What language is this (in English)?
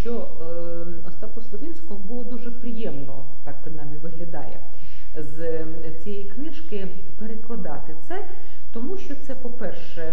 Ukrainian